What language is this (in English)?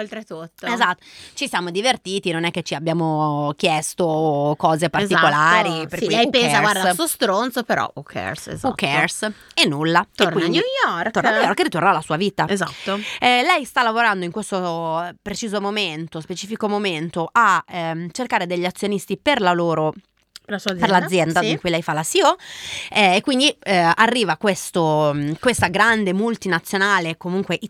Italian